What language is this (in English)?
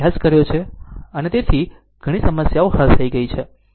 Gujarati